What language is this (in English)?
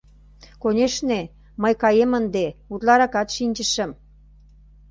Mari